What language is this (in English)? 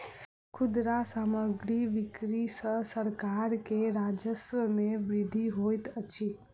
Maithili